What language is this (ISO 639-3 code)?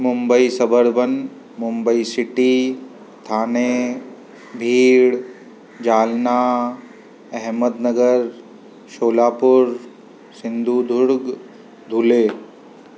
snd